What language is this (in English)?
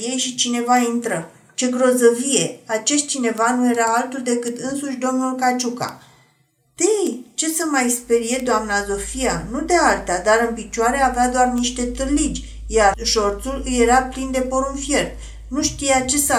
Romanian